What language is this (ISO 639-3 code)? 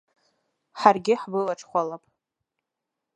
abk